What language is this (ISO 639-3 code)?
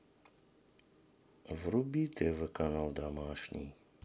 rus